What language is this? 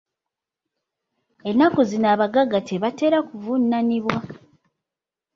Ganda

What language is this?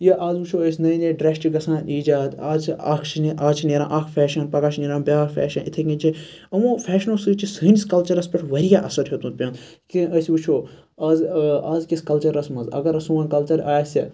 Kashmiri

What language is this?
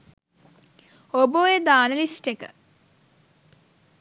Sinhala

